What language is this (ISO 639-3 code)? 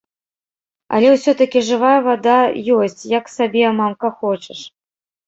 bel